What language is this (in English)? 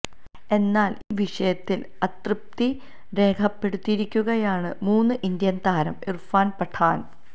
Malayalam